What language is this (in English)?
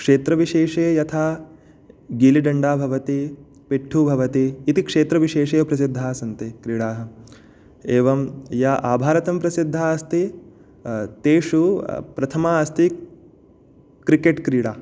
Sanskrit